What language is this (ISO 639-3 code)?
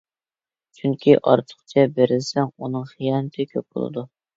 uig